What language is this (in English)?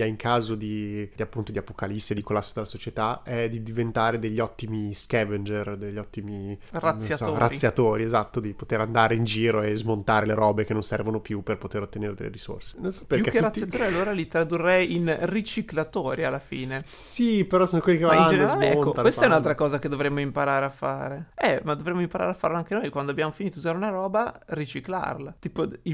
Italian